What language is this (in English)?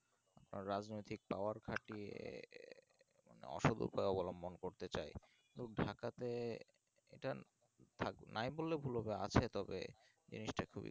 Bangla